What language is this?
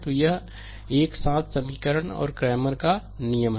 Hindi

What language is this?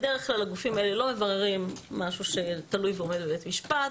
Hebrew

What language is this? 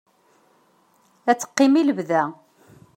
Kabyle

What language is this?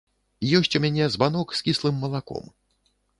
Belarusian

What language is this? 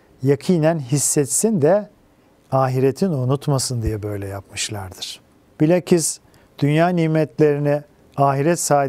Turkish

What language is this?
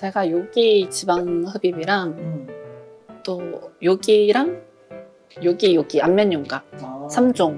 Korean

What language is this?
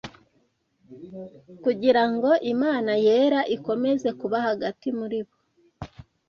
Kinyarwanda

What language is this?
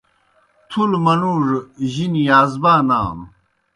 Kohistani Shina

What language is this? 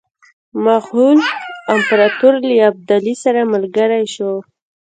Pashto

